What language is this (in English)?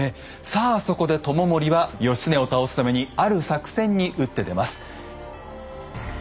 Japanese